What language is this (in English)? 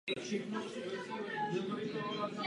Czech